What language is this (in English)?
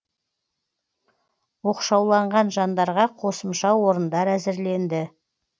Kazakh